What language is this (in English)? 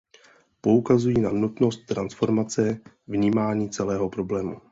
Czech